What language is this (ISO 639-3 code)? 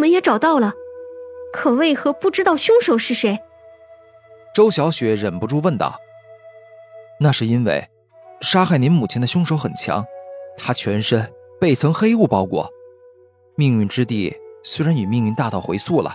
zho